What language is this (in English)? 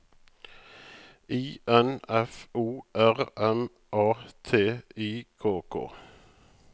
Norwegian